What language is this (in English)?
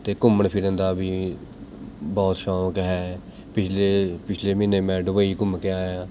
Punjabi